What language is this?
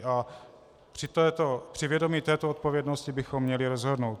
Czech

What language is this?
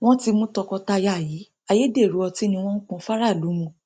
Yoruba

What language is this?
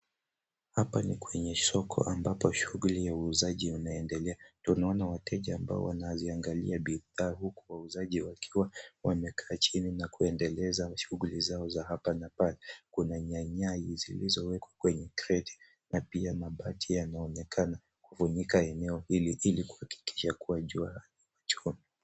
Swahili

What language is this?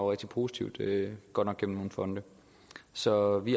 Danish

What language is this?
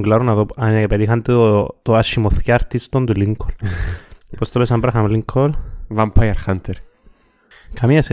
Greek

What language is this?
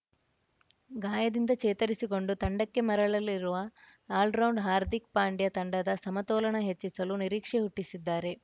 Kannada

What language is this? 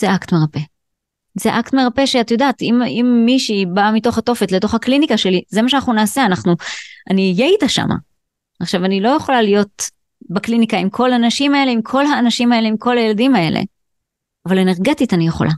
Hebrew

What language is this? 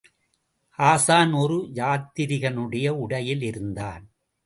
Tamil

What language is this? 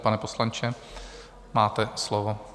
Czech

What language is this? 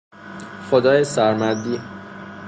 Persian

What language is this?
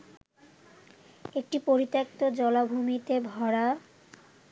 Bangla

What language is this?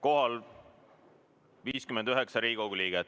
Estonian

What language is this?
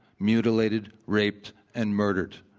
English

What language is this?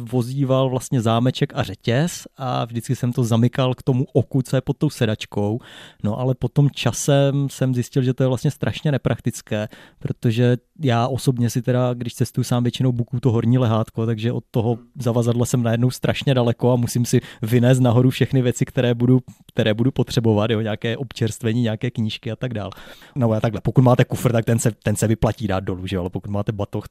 Czech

